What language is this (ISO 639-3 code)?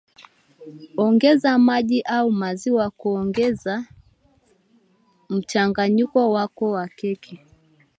swa